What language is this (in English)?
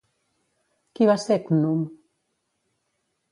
Catalan